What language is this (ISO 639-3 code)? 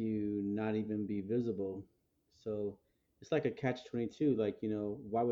eng